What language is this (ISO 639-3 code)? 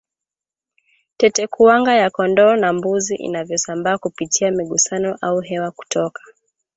swa